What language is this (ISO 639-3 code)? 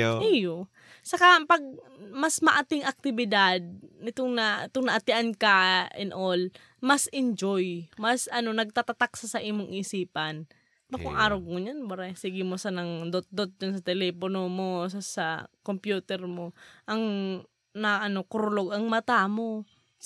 fil